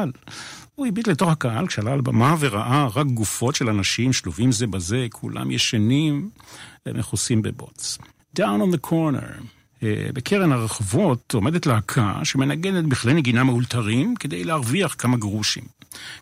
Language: Hebrew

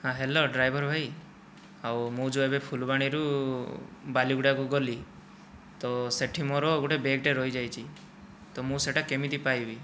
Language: Odia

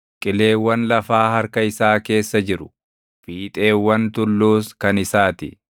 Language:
Oromo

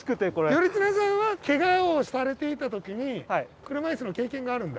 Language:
Japanese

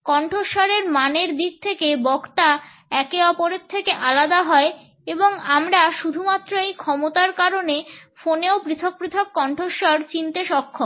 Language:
Bangla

